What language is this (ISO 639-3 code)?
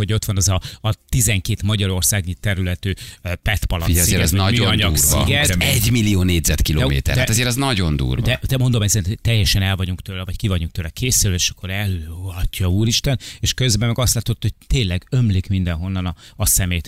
hun